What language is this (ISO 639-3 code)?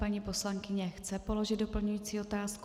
ces